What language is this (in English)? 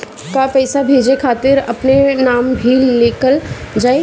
Bhojpuri